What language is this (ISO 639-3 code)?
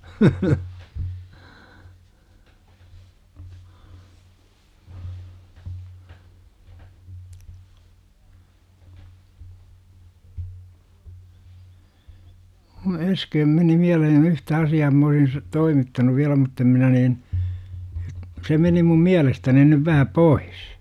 fin